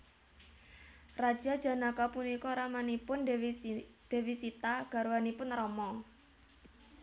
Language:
Javanese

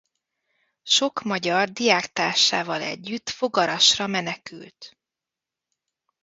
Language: Hungarian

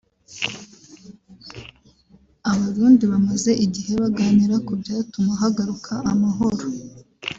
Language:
Kinyarwanda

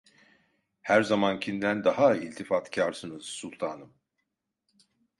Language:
Turkish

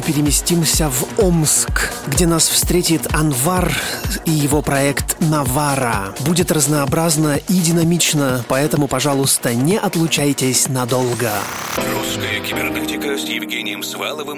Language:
Russian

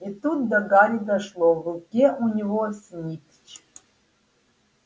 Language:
Russian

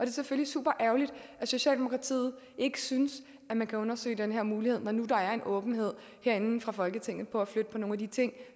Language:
Danish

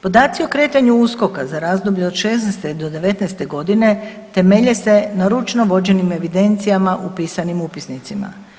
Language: Croatian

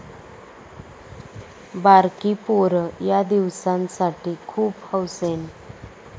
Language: Marathi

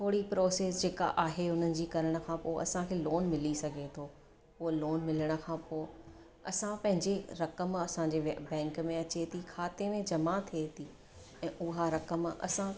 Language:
Sindhi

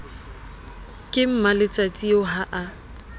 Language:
Southern Sotho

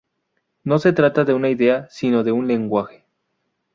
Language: Spanish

